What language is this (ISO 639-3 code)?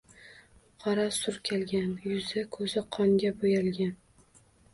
uzb